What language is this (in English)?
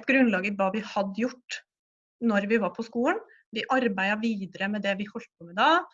Norwegian